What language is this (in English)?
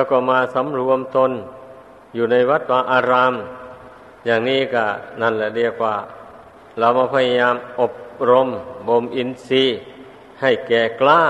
Thai